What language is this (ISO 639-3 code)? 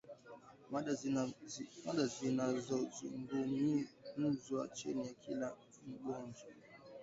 swa